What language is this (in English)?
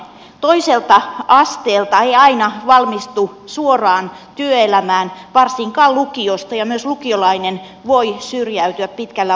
Finnish